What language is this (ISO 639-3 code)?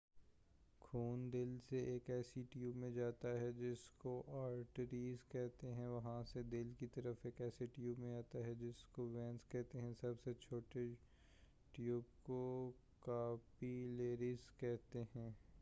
urd